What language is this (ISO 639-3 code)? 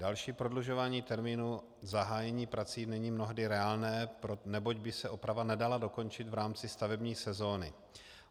ces